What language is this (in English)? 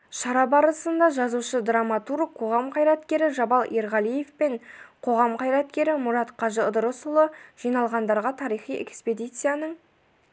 Kazakh